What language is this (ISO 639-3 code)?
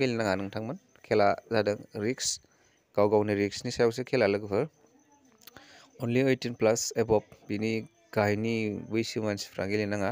ben